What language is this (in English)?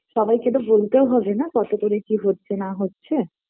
Bangla